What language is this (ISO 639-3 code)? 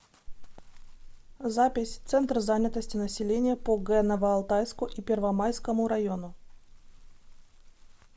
rus